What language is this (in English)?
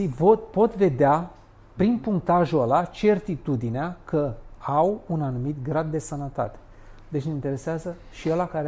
Romanian